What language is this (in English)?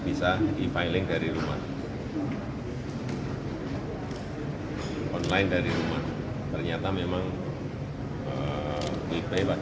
Indonesian